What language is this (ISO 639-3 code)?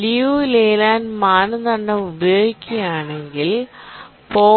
mal